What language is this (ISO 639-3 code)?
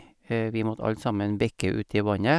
nor